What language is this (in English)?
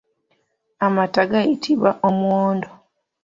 Ganda